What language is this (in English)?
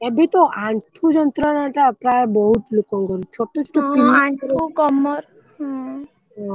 Odia